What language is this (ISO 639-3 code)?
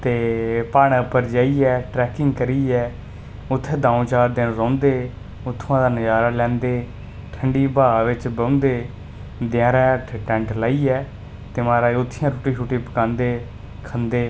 doi